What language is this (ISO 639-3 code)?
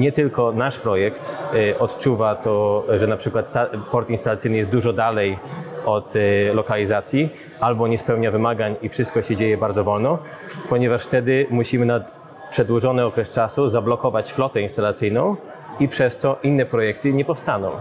pol